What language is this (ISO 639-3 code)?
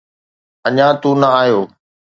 snd